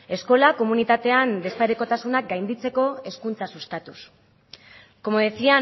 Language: Basque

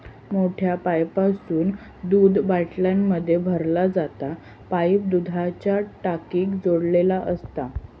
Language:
Marathi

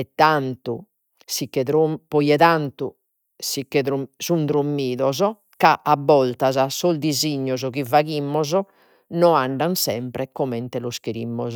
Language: Sardinian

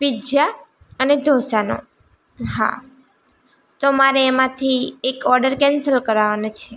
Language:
Gujarati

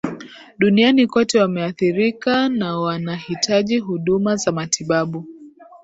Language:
Swahili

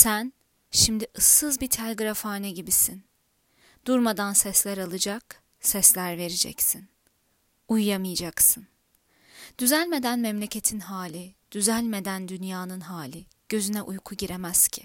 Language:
Turkish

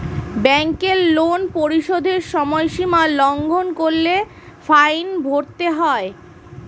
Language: Bangla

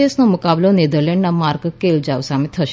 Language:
Gujarati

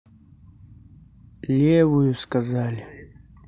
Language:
Russian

